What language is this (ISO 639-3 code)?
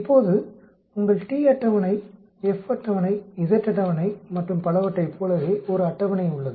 tam